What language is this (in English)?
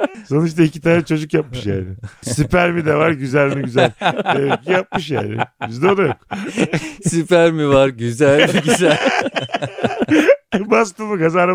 Turkish